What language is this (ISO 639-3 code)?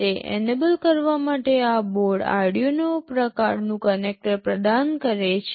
guj